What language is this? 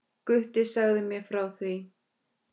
Icelandic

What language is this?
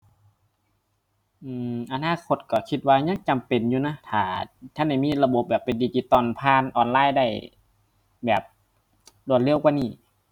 Thai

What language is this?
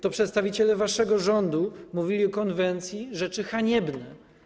Polish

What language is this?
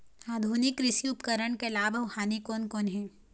Chhattisgarhi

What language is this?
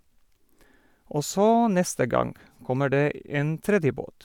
Norwegian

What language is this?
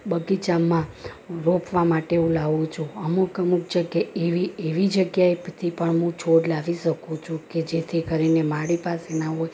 Gujarati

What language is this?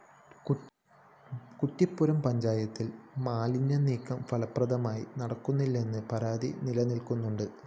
Malayalam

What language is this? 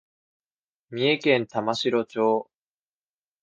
Japanese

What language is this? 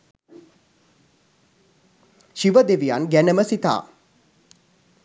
Sinhala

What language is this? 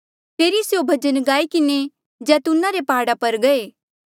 Mandeali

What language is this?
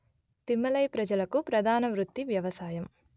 Telugu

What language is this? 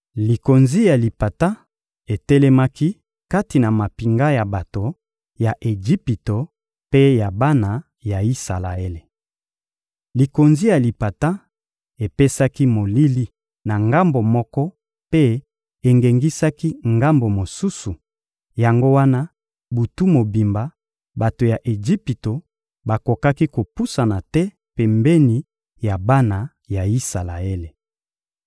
Lingala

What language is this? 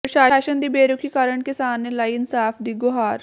Punjabi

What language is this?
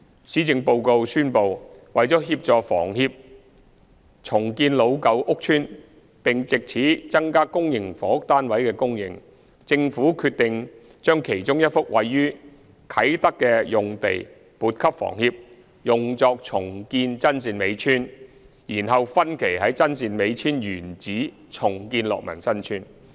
Cantonese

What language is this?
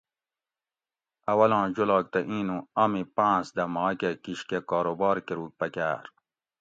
Gawri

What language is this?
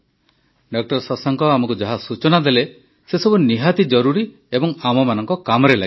Odia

